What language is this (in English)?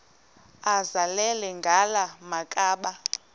Xhosa